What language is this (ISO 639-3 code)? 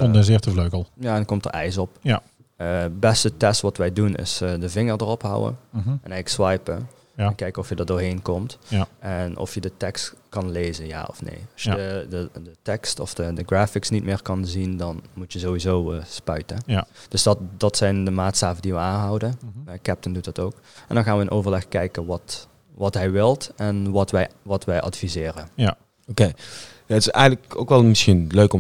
nld